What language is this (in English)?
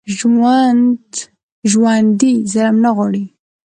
Pashto